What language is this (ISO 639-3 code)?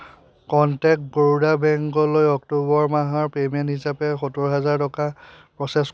asm